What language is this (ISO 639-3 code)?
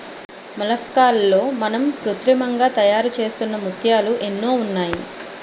tel